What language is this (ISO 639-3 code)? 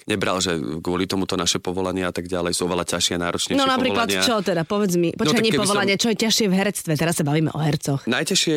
slk